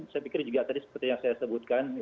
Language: Indonesian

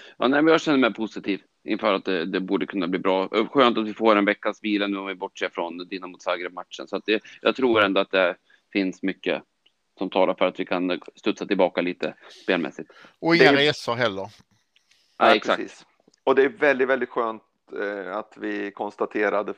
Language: Swedish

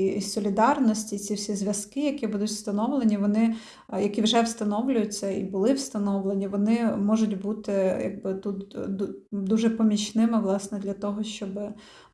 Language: Ukrainian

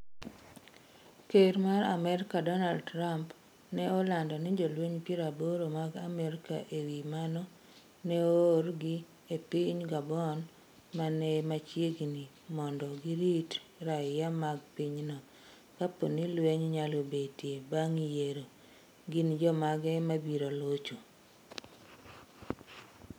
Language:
Luo (Kenya and Tanzania)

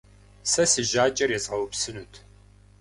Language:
Kabardian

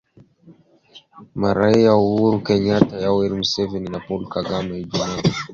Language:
Swahili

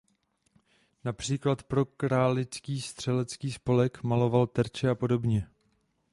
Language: Czech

